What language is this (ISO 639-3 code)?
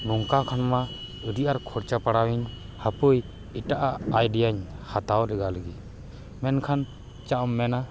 sat